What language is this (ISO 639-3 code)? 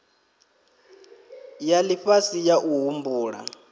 ven